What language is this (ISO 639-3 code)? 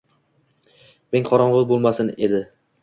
uzb